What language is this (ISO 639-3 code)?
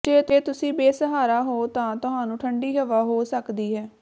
pan